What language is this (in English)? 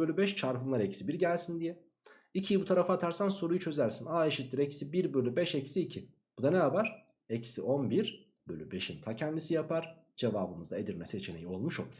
Turkish